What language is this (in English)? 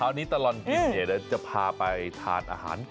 Thai